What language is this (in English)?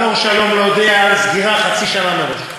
Hebrew